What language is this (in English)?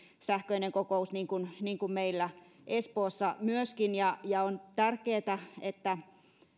Finnish